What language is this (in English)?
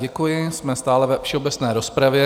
Czech